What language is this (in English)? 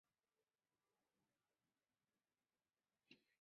Chinese